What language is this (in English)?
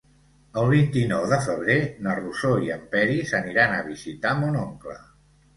Catalan